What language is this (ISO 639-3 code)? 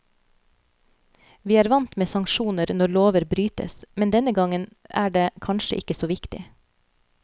nor